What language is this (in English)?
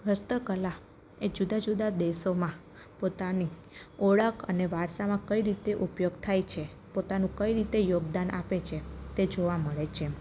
Gujarati